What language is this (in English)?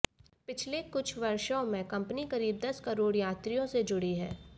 Hindi